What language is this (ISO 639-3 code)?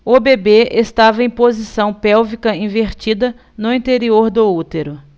por